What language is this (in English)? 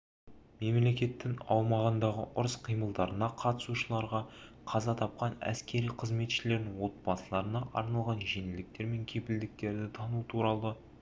Kazakh